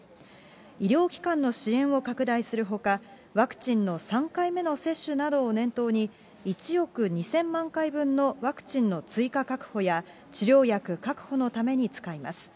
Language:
Japanese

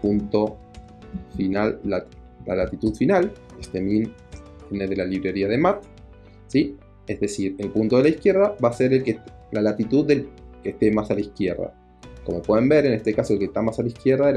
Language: Spanish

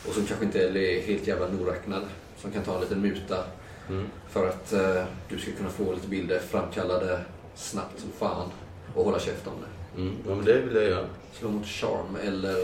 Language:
Swedish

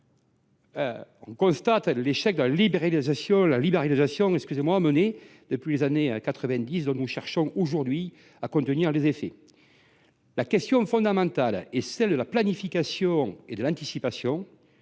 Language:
French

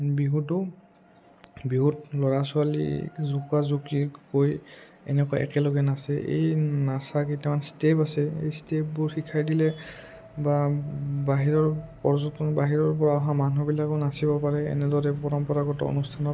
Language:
Assamese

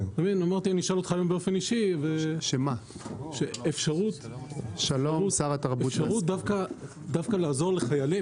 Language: Hebrew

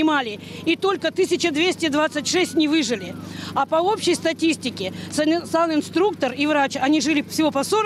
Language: Russian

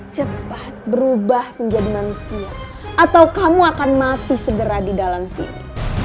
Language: Indonesian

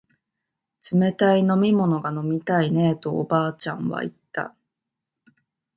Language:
Japanese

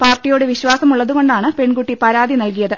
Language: Malayalam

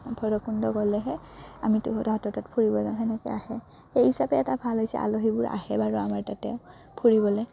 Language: Assamese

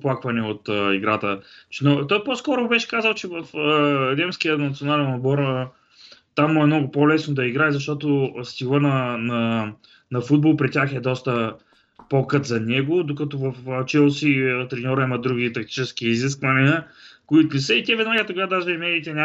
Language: Bulgarian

